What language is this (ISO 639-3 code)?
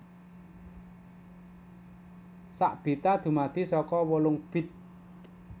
jav